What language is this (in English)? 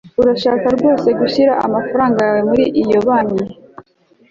Kinyarwanda